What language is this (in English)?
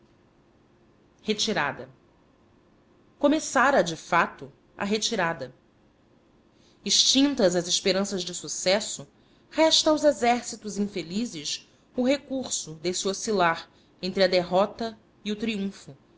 Portuguese